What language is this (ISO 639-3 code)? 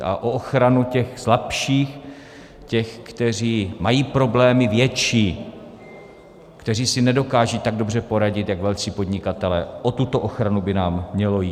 ces